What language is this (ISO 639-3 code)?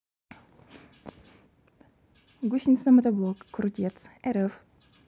rus